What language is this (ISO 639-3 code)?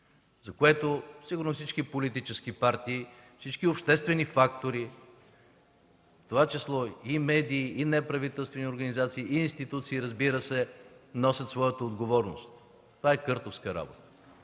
bul